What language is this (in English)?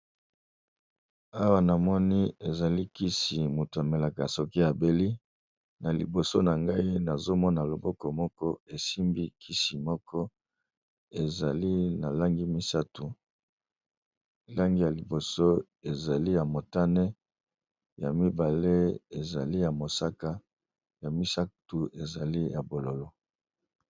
Lingala